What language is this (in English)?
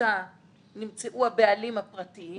Hebrew